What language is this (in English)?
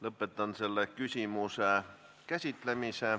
Estonian